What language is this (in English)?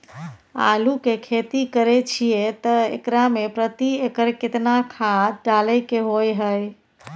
Maithili